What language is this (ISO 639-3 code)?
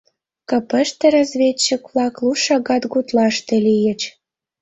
chm